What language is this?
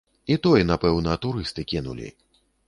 Belarusian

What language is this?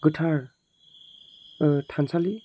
Bodo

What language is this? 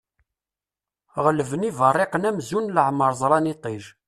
Kabyle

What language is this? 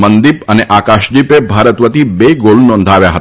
Gujarati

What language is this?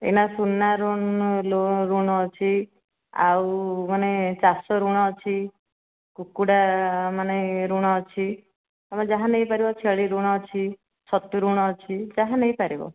Odia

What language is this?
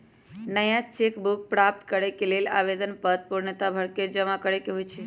Magahi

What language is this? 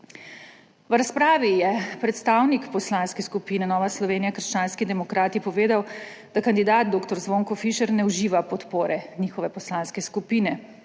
Slovenian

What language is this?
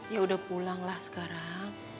Indonesian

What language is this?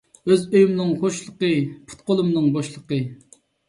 Uyghur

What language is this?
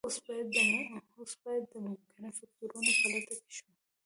Pashto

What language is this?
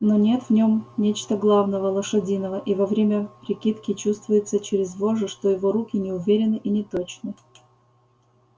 Russian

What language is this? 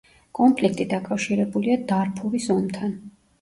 Georgian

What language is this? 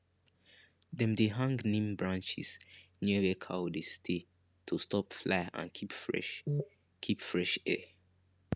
Nigerian Pidgin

